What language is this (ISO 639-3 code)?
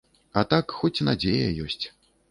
bel